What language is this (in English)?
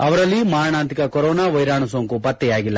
Kannada